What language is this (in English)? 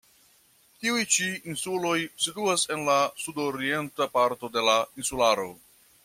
Esperanto